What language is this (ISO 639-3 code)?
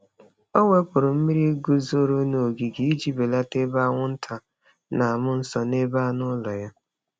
ibo